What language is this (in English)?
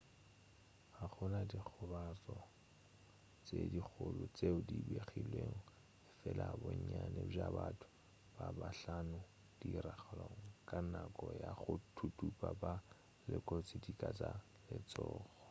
Northern Sotho